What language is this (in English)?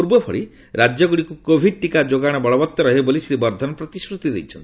Odia